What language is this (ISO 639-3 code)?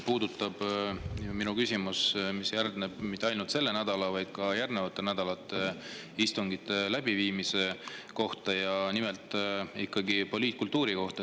est